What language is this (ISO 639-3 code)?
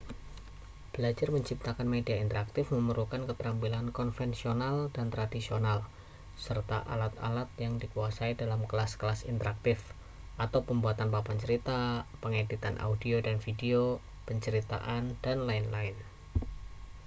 ind